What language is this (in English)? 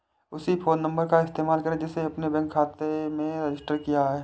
Hindi